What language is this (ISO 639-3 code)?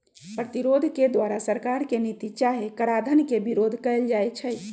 mag